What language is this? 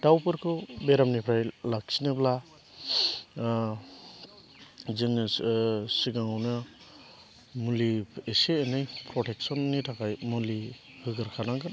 Bodo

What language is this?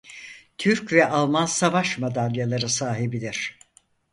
Turkish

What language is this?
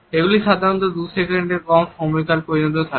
Bangla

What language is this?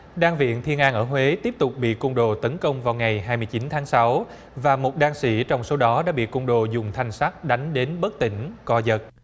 Vietnamese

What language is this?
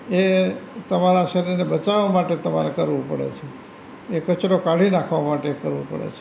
Gujarati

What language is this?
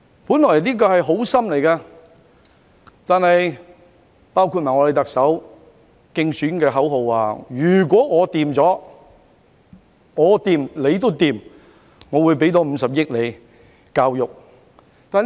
Cantonese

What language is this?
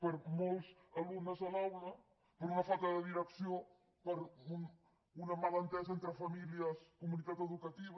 Catalan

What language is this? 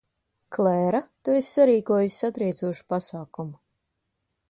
Latvian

